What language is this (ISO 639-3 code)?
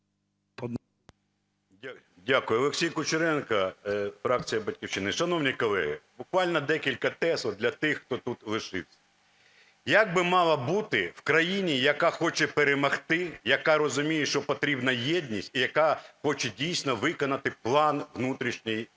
ukr